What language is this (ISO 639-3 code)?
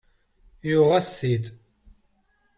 kab